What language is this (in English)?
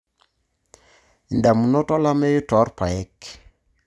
Masai